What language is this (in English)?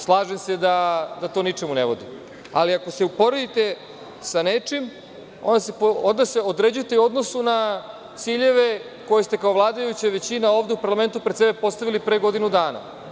Serbian